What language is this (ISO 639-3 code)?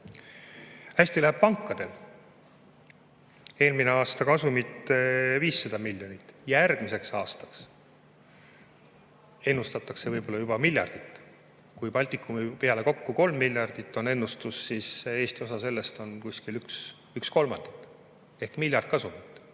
est